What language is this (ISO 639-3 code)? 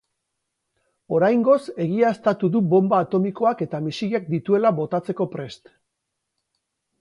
eus